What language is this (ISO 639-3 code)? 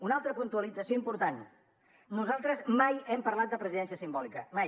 cat